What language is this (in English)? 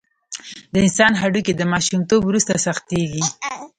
Pashto